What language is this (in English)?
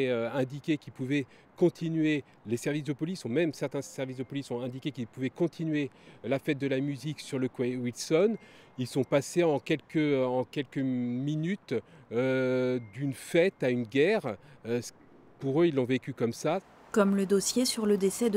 French